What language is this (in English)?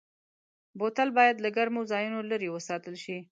Pashto